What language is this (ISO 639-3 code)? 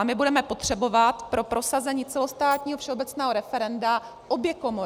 ces